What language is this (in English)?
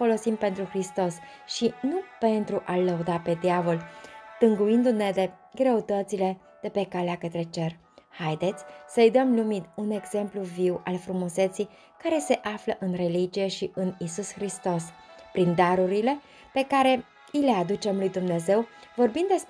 Romanian